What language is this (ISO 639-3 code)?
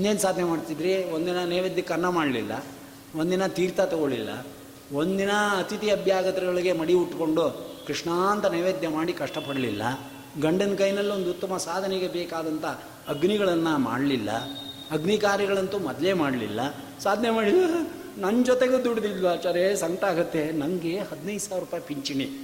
kan